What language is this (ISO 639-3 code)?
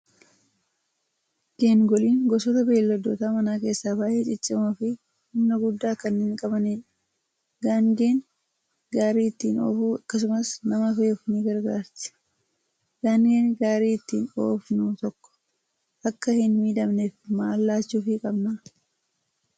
orm